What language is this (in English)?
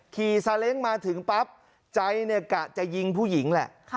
Thai